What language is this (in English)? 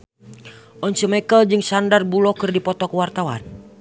Sundanese